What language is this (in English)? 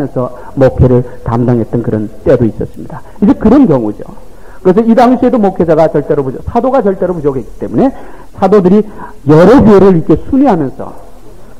Korean